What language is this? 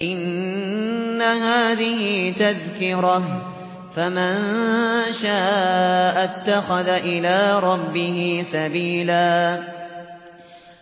Arabic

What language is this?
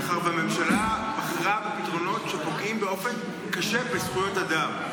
Hebrew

